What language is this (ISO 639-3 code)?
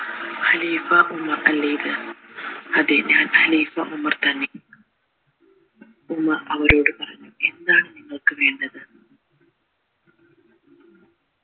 mal